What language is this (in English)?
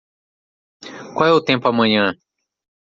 Portuguese